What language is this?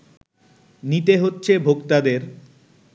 Bangla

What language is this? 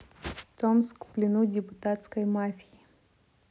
Russian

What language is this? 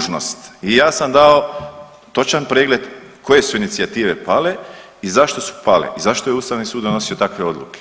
Croatian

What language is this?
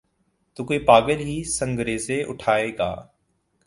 Urdu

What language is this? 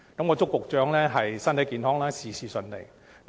Cantonese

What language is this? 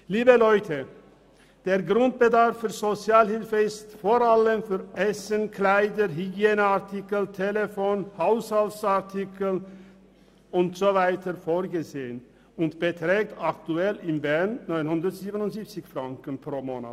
Swiss German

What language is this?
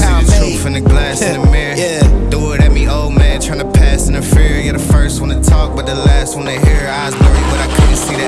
Italian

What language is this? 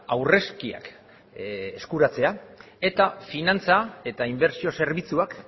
Basque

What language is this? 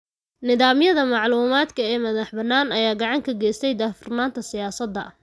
Somali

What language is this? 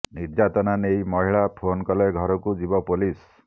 Odia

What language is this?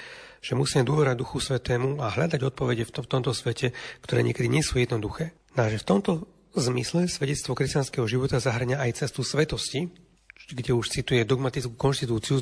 Slovak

